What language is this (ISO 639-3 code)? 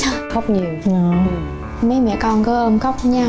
vie